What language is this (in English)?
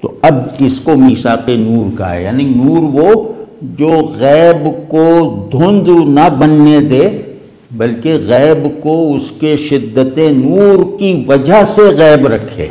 Hindi